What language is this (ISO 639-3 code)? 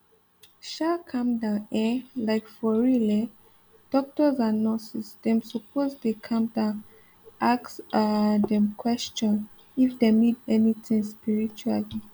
pcm